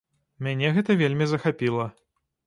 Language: Belarusian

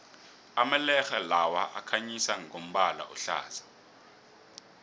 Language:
South Ndebele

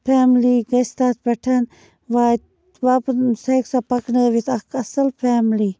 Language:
Kashmiri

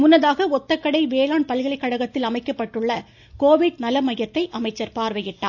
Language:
Tamil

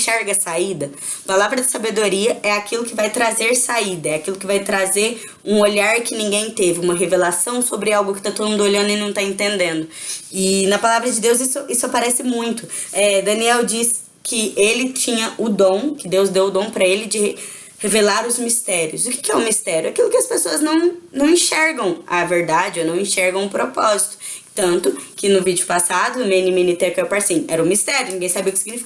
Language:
Portuguese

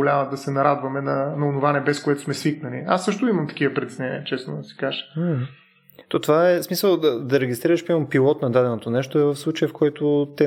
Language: Bulgarian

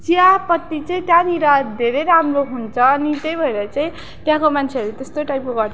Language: Nepali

